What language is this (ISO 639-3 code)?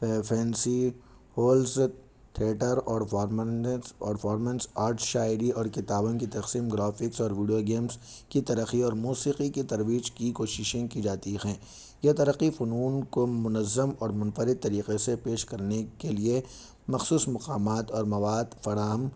urd